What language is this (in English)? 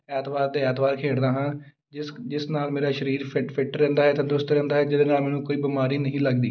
Punjabi